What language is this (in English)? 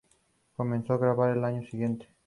Spanish